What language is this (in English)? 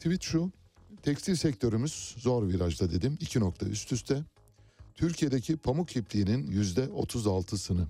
Turkish